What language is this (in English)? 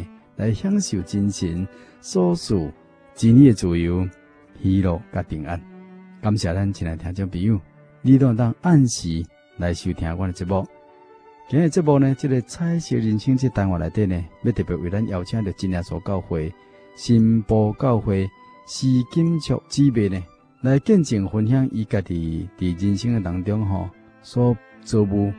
Chinese